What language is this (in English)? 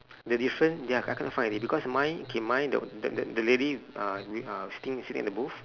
English